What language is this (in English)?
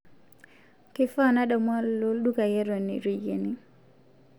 Masai